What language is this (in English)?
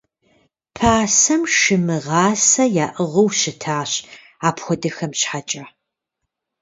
Kabardian